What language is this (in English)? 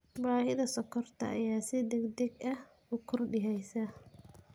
Somali